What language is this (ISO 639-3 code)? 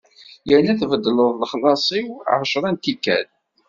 kab